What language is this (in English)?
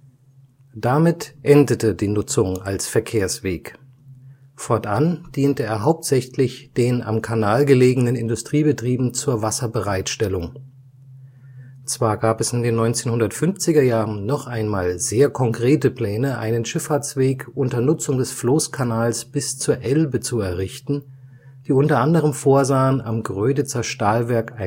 German